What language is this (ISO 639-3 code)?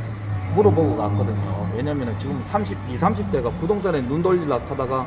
kor